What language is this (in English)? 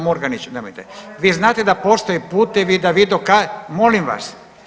Croatian